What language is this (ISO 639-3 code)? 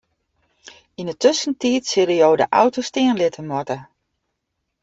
fry